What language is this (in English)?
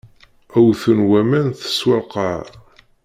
Kabyle